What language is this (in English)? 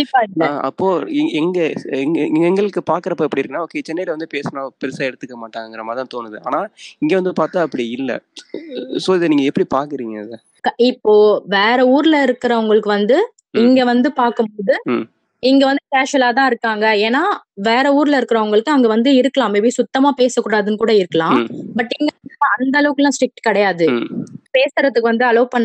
Tamil